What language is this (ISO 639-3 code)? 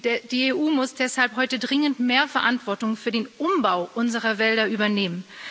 deu